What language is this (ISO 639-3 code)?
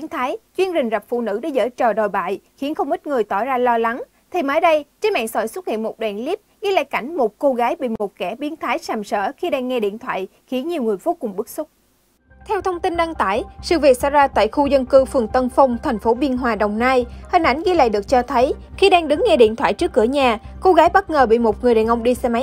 vie